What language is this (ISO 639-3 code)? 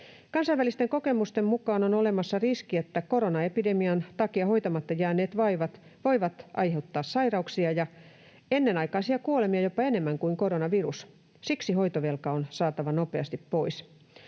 fin